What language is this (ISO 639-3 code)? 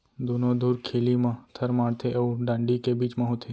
hne